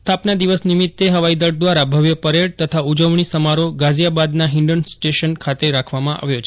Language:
Gujarati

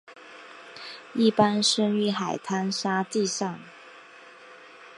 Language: Chinese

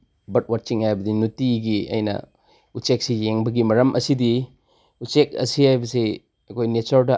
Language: Manipuri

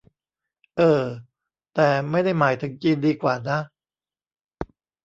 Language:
Thai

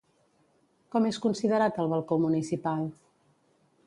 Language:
Catalan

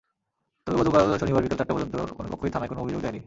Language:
Bangla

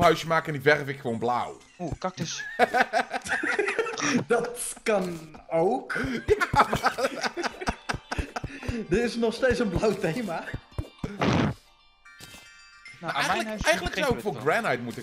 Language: Dutch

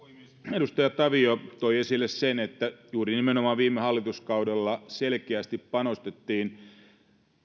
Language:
Finnish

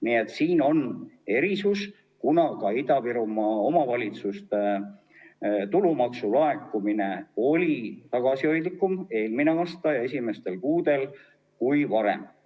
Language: Estonian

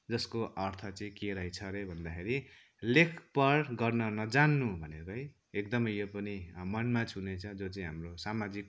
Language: Nepali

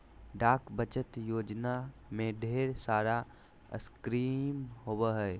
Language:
Magahi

